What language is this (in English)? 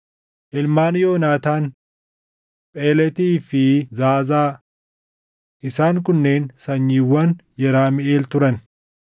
Oromo